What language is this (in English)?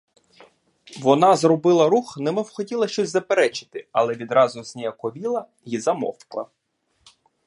Ukrainian